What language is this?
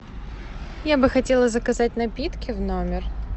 Russian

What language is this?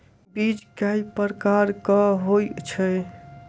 Maithili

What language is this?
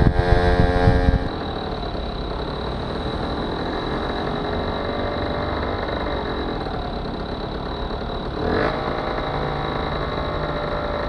Dutch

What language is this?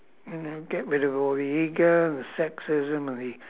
English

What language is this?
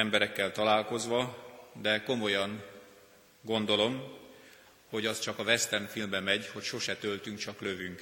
Hungarian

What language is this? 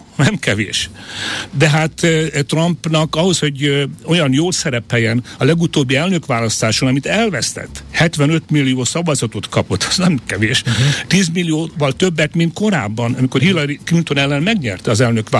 Hungarian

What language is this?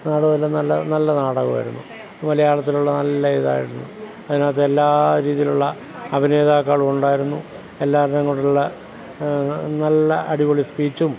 Malayalam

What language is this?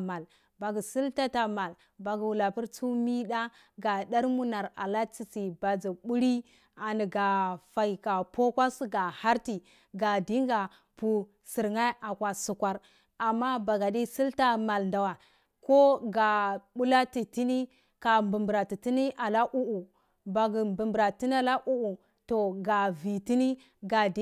Cibak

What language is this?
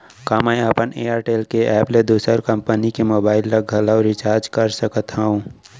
Chhattisgarhi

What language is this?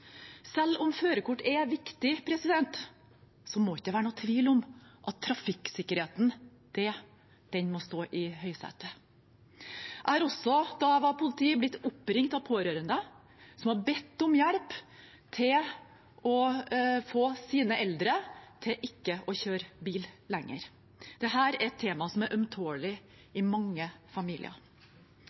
Norwegian Bokmål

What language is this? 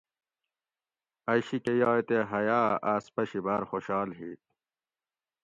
Gawri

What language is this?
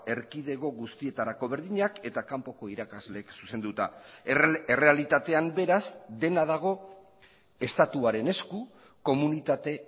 Basque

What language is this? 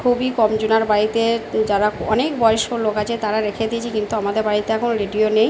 Bangla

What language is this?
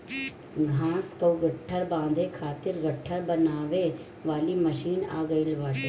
Bhojpuri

